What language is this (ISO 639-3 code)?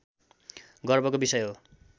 nep